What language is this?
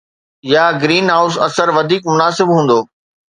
Sindhi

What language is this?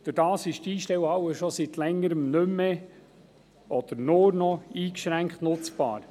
Swiss German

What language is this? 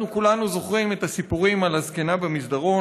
Hebrew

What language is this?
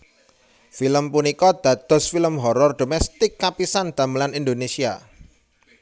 Javanese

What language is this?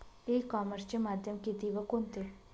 Marathi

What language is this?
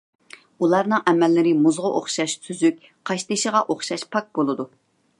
Uyghur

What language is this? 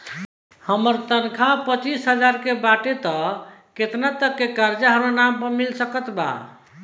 Bhojpuri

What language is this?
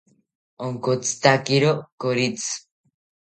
South Ucayali Ashéninka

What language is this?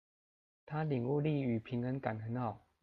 Chinese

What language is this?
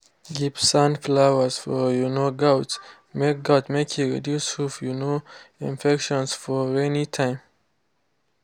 Nigerian Pidgin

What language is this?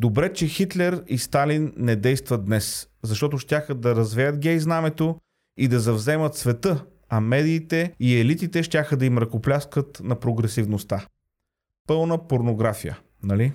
Bulgarian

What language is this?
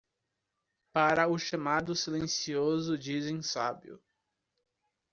Portuguese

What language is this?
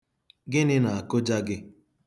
Igbo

